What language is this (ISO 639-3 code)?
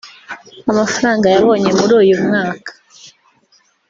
kin